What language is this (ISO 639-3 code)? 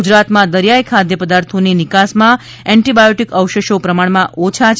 guj